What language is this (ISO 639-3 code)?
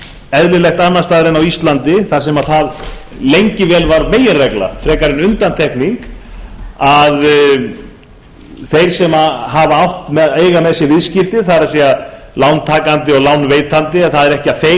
isl